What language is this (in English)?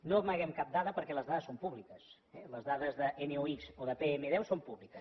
Catalan